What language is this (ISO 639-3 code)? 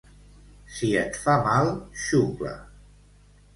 cat